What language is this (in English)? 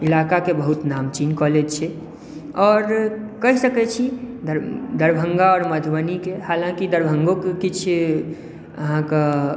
Maithili